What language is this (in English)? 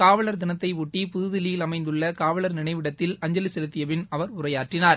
Tamil